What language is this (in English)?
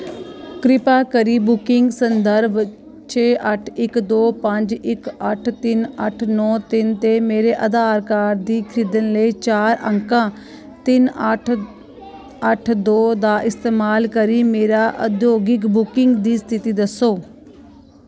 Dogri